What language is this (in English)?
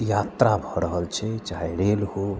Maithili